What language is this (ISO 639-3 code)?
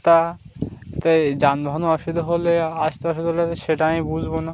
ben